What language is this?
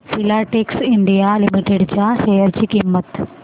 Marathi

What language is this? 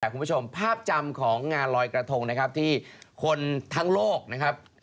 Thai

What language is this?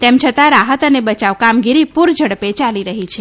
Gujarati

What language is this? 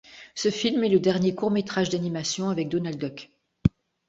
French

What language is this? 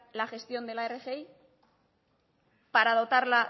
Spanish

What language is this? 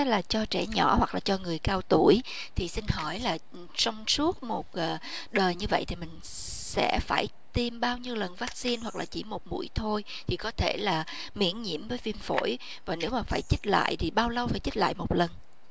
Vietnamese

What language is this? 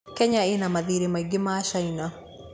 Kikuyu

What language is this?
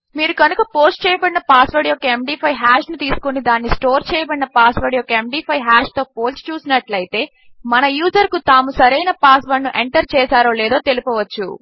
Telugu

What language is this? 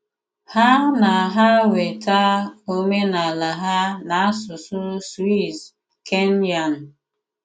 Igbo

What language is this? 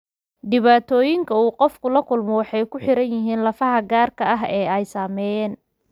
Somali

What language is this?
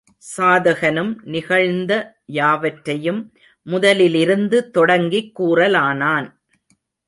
Tamil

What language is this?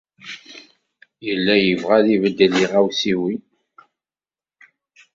Kabyle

